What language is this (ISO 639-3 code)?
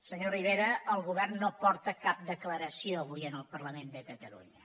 cat